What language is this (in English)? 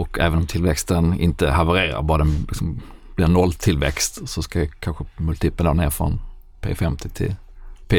Swedish